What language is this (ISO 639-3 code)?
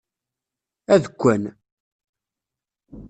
kab